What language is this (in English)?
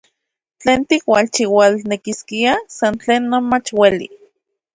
Central Puebla Nahuatl